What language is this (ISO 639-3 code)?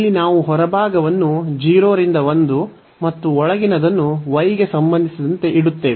kan